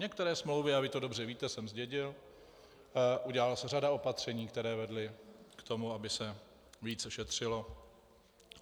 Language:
Czech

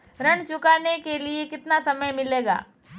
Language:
Hindi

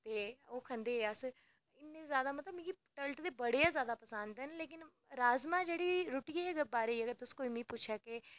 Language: Dogri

